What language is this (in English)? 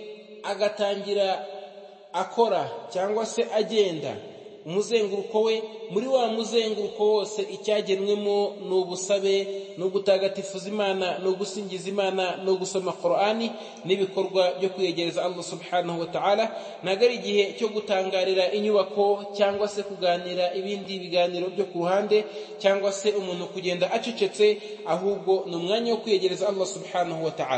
Arabic